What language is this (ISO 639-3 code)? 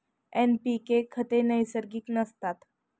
mar